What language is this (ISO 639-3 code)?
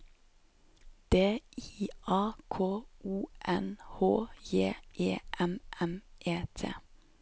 nor